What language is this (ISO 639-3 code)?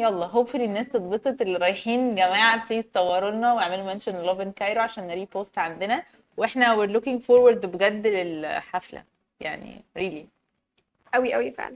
ara